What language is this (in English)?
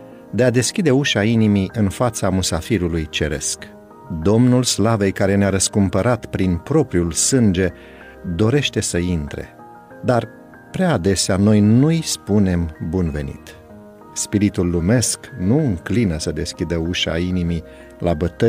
Romanian